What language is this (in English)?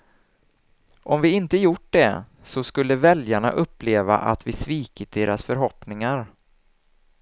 Swedish